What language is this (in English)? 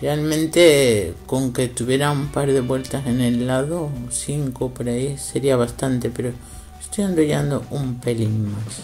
Spanish